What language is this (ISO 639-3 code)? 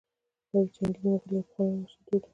pus